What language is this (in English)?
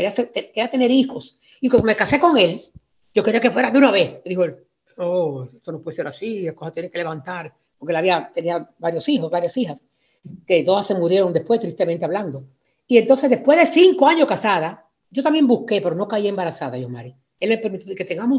Spanish